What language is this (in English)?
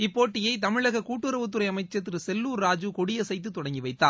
Tamil